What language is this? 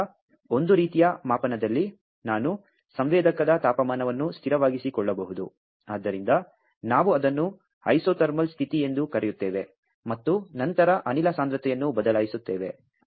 Kannada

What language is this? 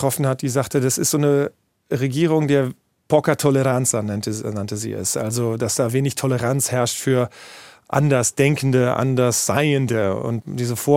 German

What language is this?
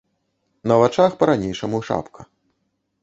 Belarusian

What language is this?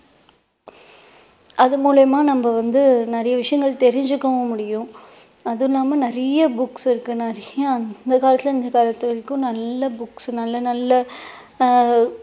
Tamil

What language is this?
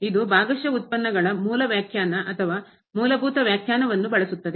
Kannada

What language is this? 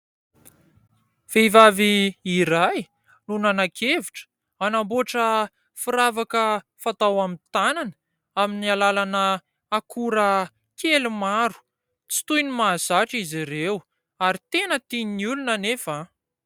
Malagasy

